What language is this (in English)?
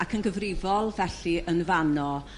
Welsh